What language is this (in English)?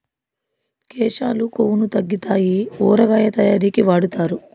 Telugu